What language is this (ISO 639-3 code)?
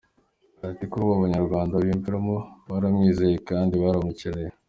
kin